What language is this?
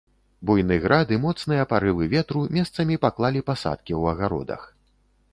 Belarusian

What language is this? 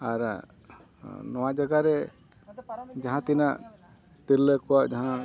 Santali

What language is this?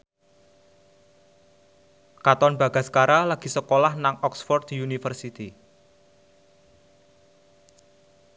Javanese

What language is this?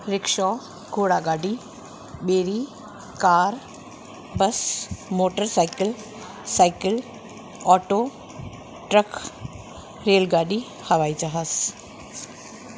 Sindhi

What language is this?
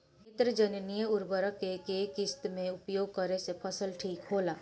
Bhojpuri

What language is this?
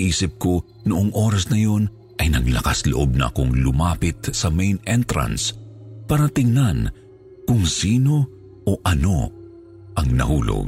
Filipino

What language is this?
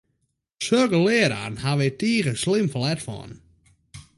Western Frisian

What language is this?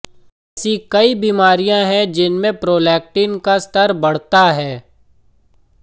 Hindi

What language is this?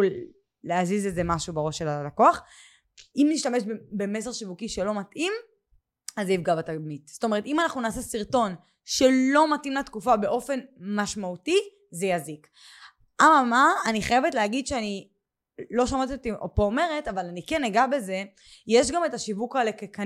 Hebrew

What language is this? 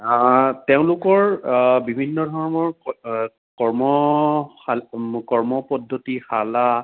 Assamese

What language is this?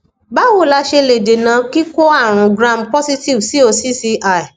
Yoruba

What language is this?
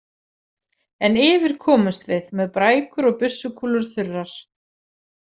Icelandic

